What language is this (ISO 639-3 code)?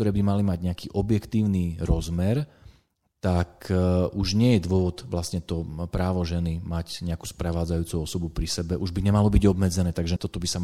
slk